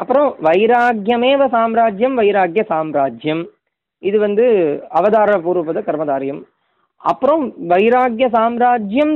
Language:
Tamil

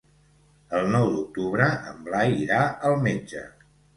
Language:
Catalan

